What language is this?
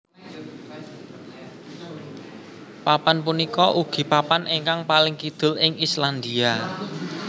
Javanese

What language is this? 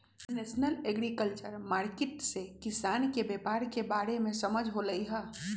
Magahi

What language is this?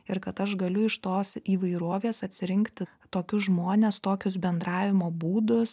Lithuanian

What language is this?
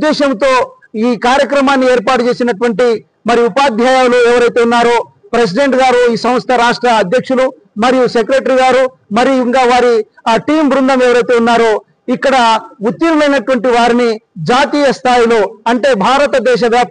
Telugu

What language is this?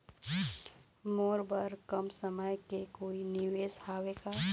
Chhattisgarhi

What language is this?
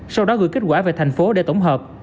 Vietnamese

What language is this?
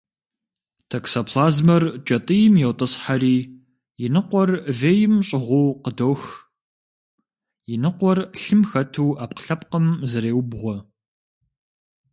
Kabardian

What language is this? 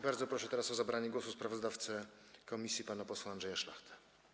Polish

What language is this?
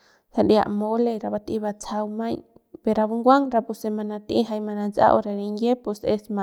Central Pame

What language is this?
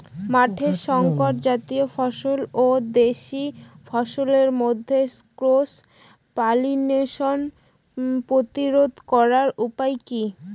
Bangla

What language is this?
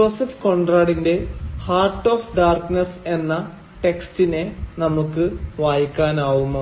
Malayalam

